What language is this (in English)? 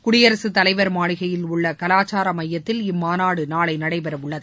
Tamil